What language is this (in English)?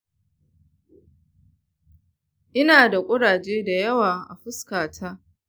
Hausa